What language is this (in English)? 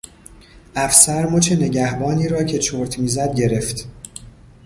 Persian